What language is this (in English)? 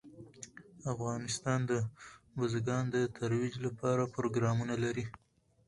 Pashto